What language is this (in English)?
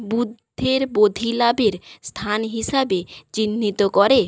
Bangla